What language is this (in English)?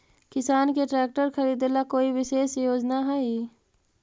Magahi